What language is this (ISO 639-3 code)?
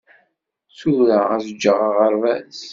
kab